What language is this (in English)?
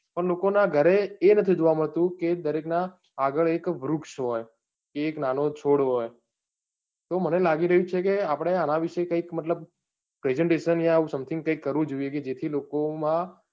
Gujarati